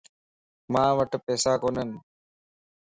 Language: Lasi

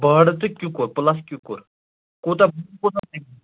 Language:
Kashmiri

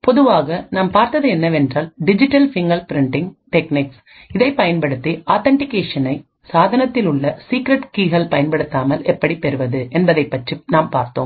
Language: Tamil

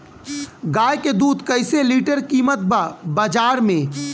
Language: Bhojpuri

